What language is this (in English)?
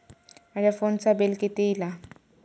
Marathi